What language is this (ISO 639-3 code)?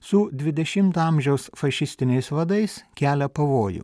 lit